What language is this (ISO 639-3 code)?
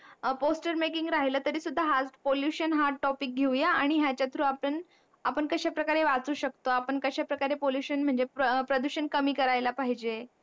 mar